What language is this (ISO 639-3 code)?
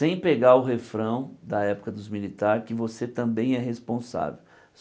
por